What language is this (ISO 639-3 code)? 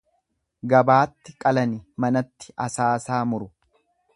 orm